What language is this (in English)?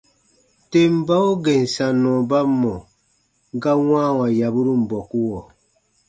Baatonum